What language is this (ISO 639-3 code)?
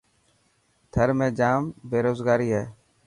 mki